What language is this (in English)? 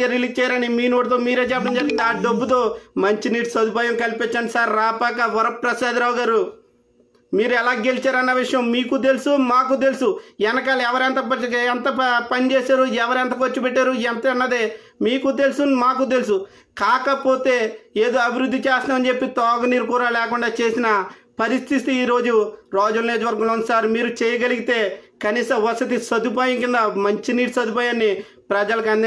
Telugu